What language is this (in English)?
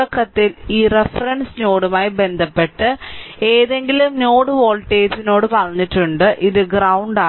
Malayalam